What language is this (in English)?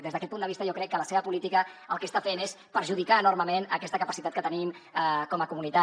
Catalan